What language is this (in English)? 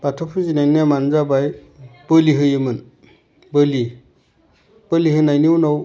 Bodo